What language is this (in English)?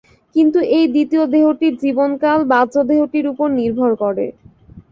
Bangla